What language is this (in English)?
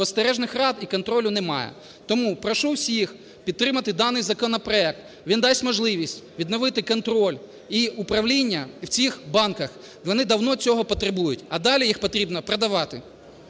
Ukrainian